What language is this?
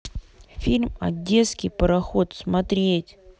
Russian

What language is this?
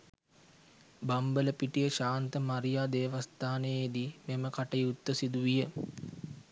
Sinhala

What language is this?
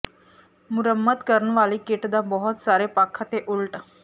Punjabi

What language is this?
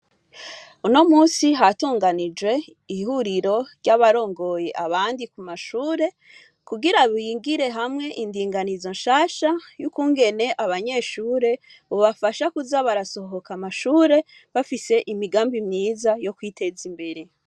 Rundi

